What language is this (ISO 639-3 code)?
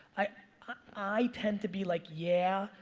eng